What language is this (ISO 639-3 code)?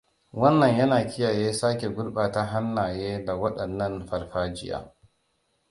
hau